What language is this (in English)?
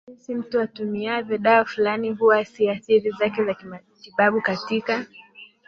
Swahili